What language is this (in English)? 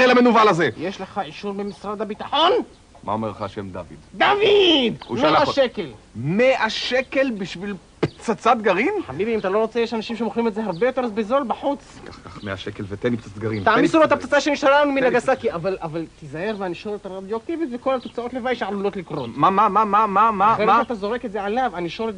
Hebrew